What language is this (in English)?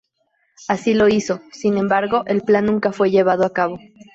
Spanish